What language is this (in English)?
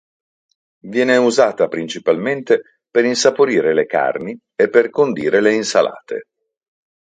Italian